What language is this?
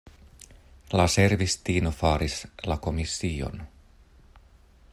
Esperanto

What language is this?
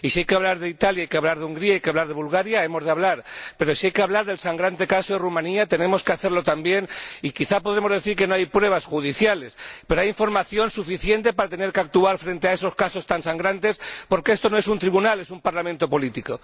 Spanish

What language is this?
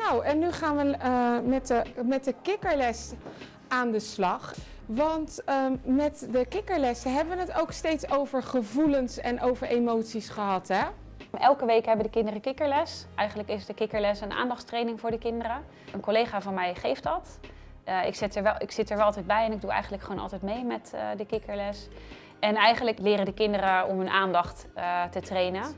Dutch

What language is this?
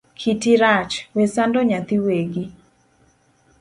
Luo (Kenya and Tanzania)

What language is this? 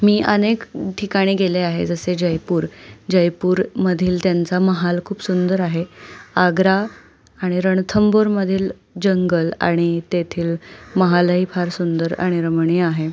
Marathi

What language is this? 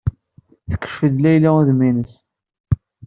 Kabyle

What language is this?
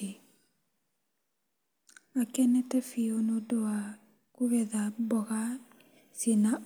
Kikuyu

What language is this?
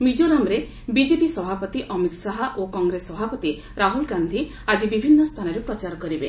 Odia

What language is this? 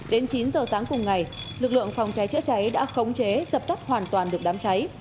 Vietnamese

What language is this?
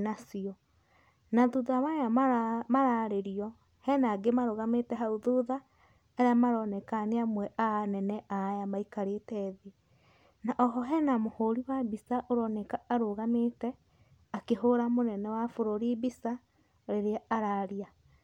Kikuyu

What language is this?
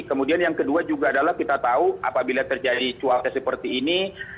Indonesian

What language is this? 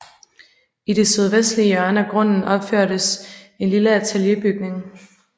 Danish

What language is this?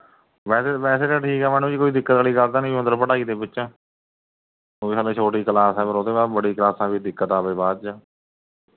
Punjabi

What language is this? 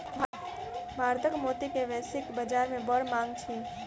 Maithili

